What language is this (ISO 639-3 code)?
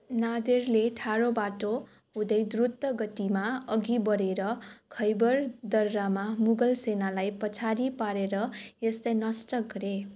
nep